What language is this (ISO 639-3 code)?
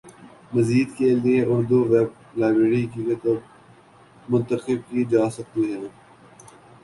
urd